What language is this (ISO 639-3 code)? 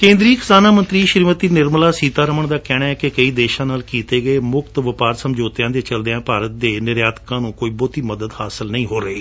pan